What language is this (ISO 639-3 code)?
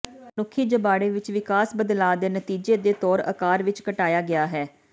pan